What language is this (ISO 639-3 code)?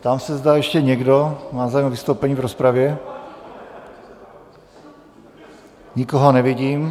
ces